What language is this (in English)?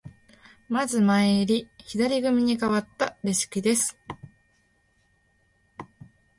Japanese